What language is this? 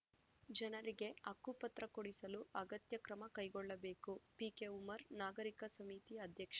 Kannada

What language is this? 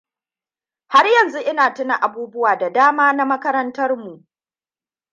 Hausa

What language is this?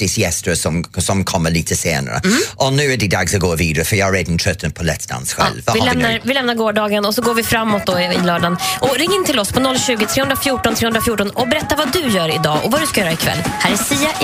Swedish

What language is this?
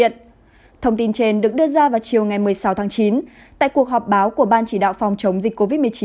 Vietnamese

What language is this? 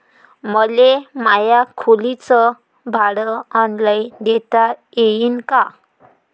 Marathi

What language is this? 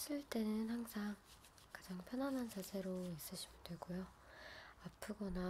Korean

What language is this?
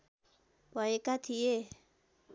Nepali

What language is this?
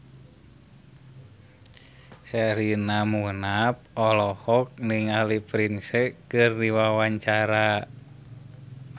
Sundanese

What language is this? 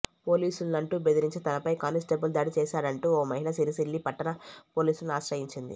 Telugu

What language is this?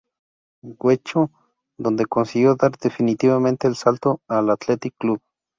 Spanish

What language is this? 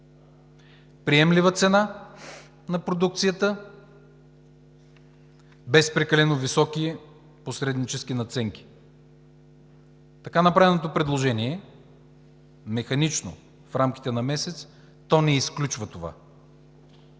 Bulgarian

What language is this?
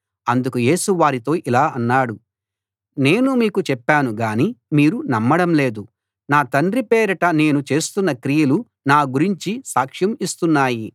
Telugu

